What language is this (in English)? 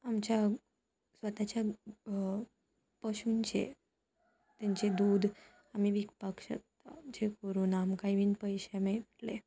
Konkani